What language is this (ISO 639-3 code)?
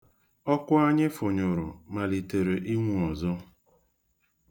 ibo